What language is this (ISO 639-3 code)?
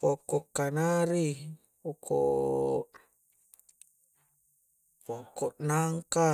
kjc